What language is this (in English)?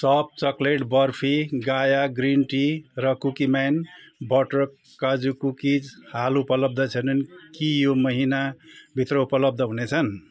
Nepali